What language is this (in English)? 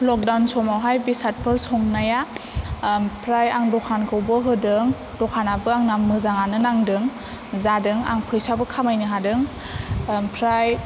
Bodo